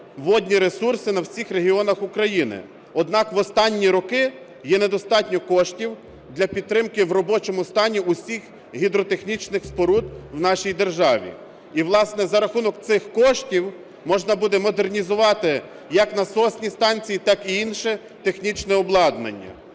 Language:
Ukrainian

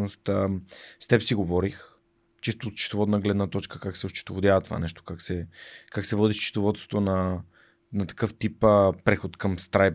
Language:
Bulgarian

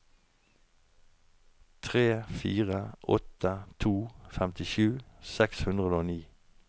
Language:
Norwegian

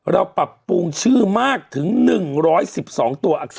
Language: Thai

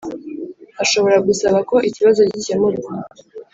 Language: Kinyarwanda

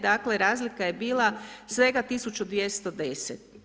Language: Croatian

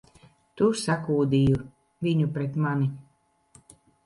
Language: Latvian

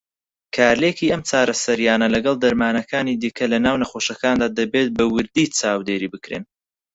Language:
Central Kurdish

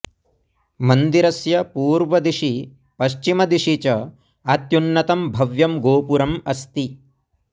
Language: Sanskrit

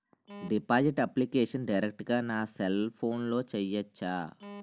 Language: Telugu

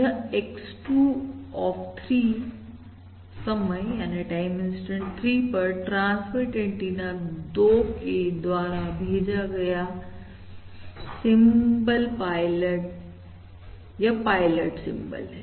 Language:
Hindi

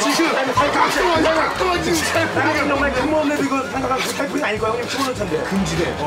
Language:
Korean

